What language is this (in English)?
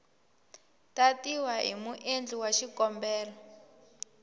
Tsonga